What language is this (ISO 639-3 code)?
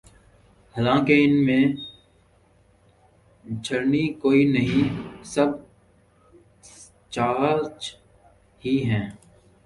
urd